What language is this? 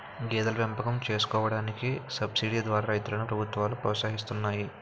Telugu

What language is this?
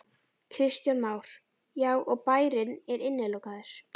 Icelandic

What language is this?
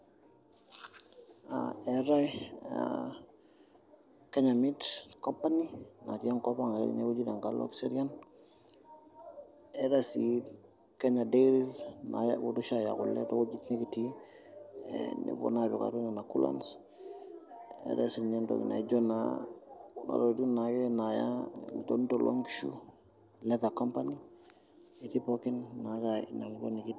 Masai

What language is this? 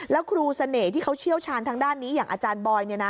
Thai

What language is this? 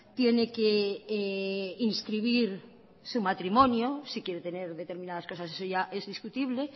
Spanish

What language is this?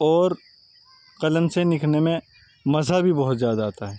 Urdu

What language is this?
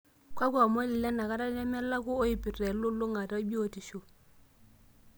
Masai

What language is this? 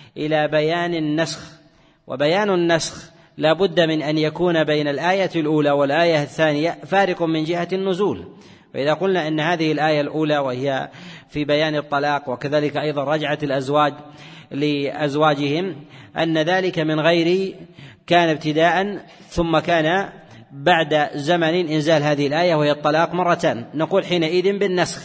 Arabic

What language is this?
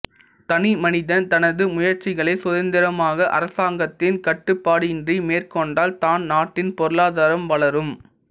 Tamil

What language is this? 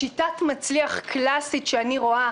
Hebrew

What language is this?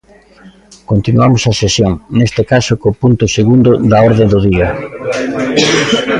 Galician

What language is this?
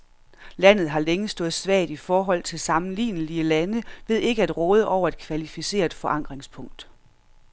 Danish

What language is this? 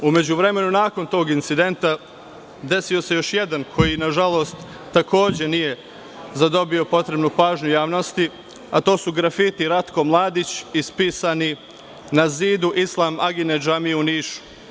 Serbian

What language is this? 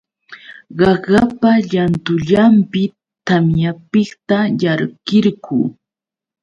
Yauyos Quechua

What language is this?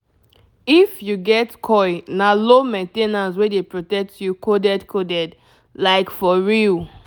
Nigerian Pidgin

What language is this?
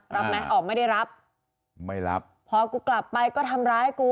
Thai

